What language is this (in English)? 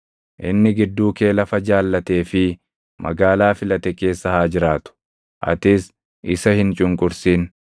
Oromo